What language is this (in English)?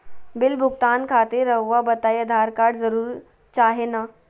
Magahi